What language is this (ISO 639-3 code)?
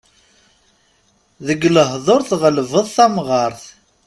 kab